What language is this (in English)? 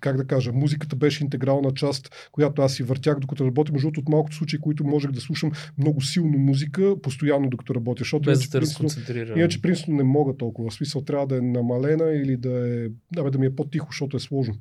Bulgarian